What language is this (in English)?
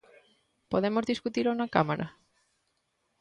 Galician